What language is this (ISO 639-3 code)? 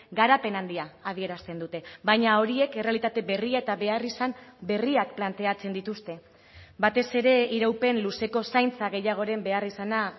eus